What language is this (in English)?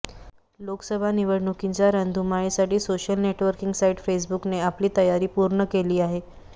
Marathi